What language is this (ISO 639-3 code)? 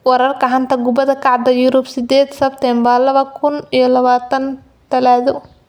som